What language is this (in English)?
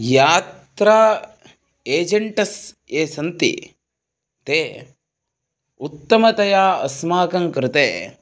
Sanskrit